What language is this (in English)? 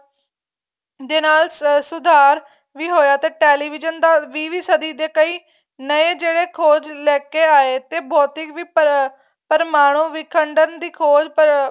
Punjabi